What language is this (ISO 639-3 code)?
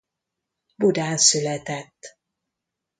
hun